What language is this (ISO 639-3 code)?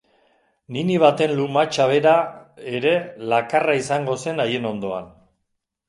eus